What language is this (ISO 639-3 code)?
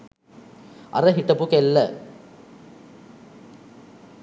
sin